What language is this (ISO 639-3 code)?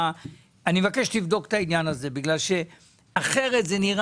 heb